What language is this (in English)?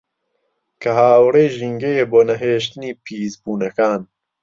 Central Kurdish